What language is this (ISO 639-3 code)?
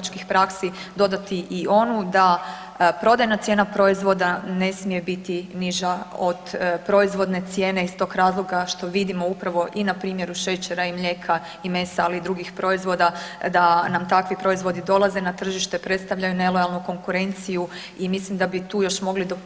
hrv